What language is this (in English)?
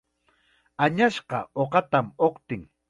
Chiquián Ancash Quechua